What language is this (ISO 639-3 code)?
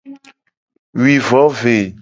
gej